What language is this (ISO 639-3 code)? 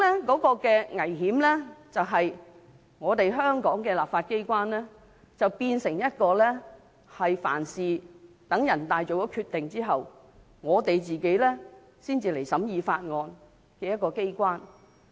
yue